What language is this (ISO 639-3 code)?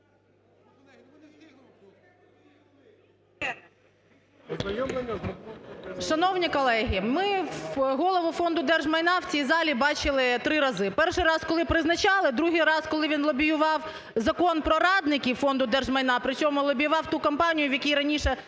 ukr